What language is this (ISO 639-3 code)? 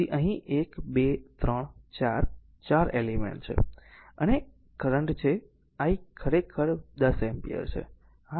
guj